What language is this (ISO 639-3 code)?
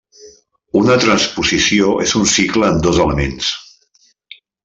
cat